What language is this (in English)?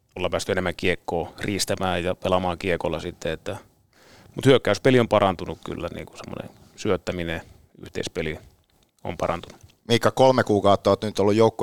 Finnish